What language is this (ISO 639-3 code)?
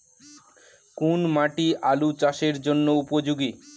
ben